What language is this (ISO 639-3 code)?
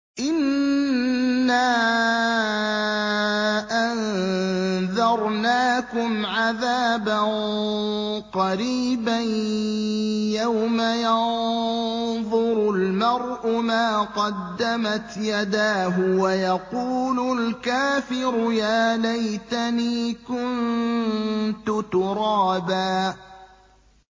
ara